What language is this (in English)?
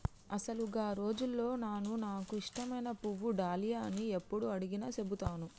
Telugu